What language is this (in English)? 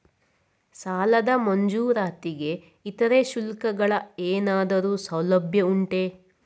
Kannada